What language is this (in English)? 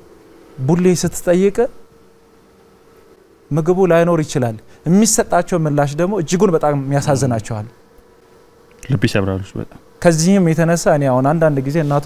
Arabic